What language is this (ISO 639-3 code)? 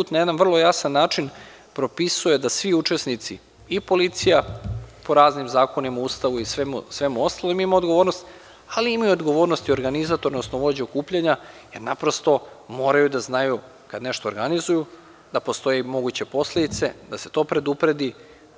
srp